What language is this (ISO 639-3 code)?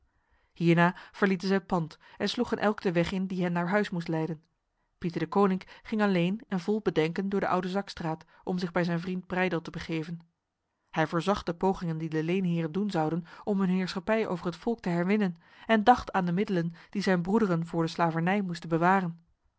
nld